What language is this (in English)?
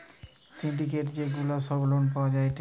Bangla